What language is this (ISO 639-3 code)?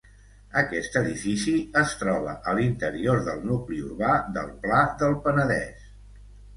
cat